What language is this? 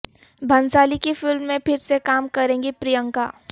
Urdu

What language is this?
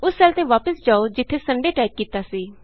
Punjabi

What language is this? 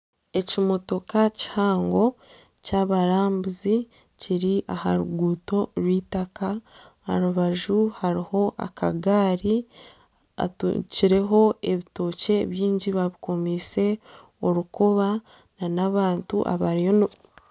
Nyankole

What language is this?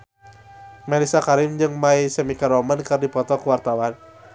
Sundanese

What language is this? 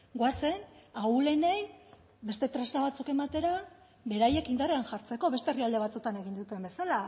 Basque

